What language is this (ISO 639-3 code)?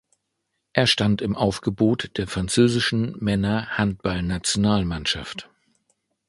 deu